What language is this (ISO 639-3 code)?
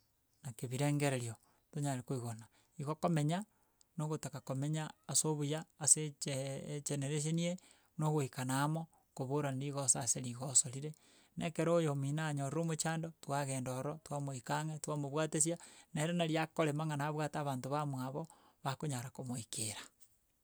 guz